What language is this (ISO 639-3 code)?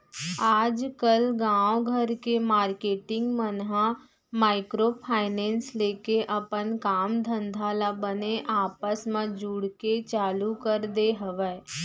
hne